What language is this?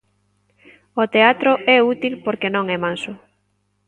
Galician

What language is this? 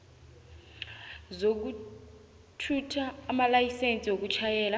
South Ndebele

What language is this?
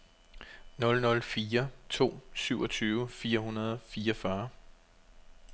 Danish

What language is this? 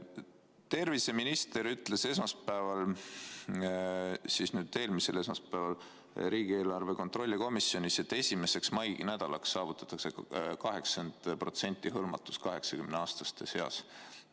Estonian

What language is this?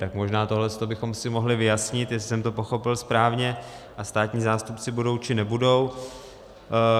Czech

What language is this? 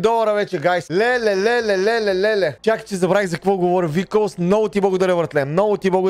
Bulgarian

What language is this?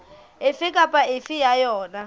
Southern Sotho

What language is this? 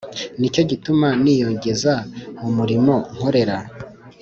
Kinyarwanda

